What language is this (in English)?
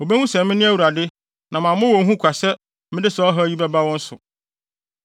Akan